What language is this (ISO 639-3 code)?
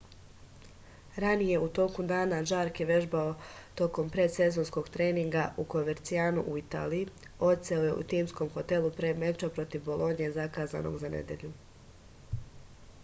srp